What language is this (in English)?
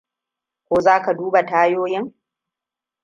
Hausa